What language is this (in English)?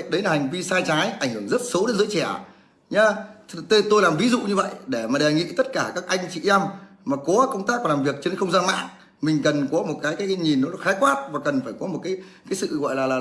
Vietnamese